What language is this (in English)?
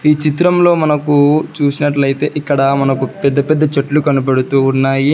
Telugu